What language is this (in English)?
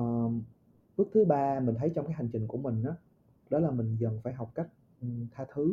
Vietnamese